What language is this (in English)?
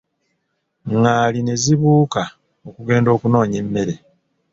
Ganda